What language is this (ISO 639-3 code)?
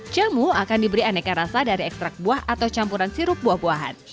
ind